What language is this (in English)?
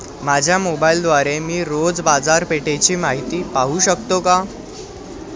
Marathi